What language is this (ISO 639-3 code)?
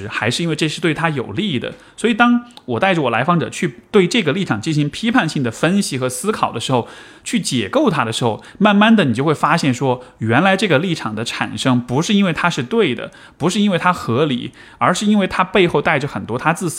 zho